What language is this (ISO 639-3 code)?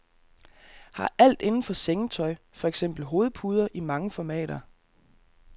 dan